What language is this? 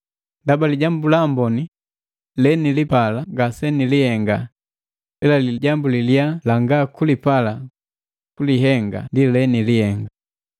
Matengo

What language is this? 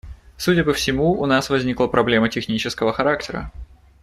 Russian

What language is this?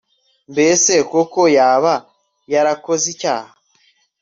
Kinyarwanda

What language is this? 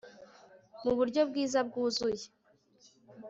Kinyarwanda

